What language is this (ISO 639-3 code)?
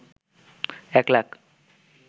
ben